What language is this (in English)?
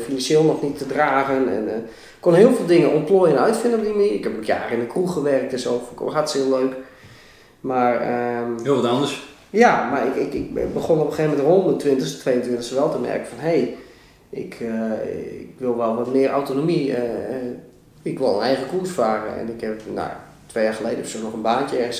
Dutch